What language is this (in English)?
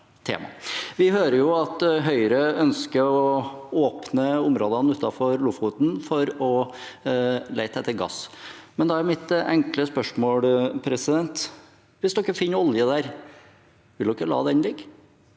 Norwegian